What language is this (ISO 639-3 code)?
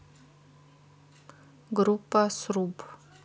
rus